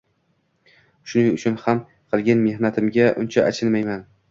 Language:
Uzbek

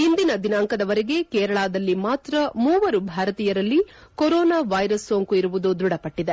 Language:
Kannada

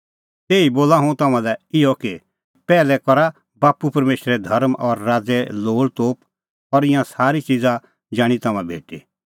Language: Kullu Pahari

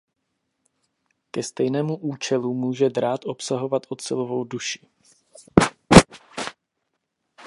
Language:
Czech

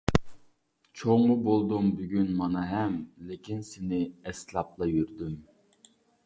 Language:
Uyghur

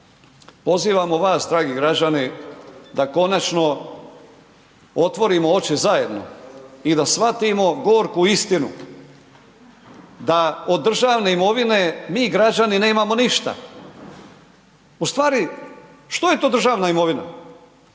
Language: Croatian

